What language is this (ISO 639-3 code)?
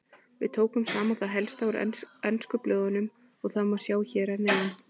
isl